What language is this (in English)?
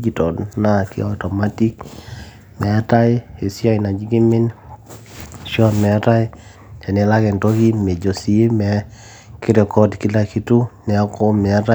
Masai